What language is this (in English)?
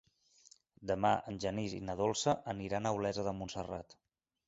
Catalan